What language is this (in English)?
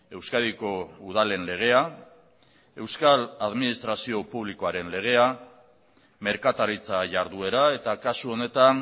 Basque